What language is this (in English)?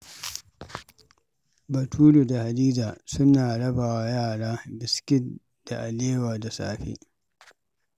Hausa